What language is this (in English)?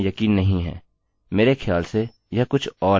Hindi